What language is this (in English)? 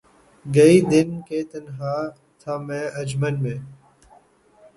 Urdu